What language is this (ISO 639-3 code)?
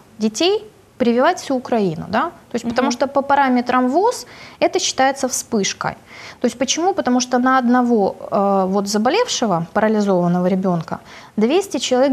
rus